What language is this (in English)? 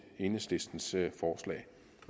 Danish